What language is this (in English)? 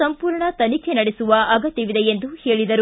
Kannada